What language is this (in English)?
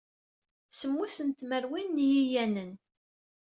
Kabyle